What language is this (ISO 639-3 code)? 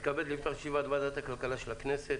heb